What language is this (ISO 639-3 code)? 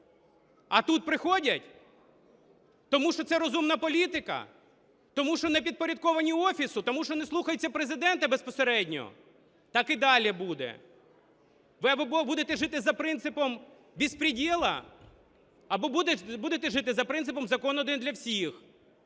ukr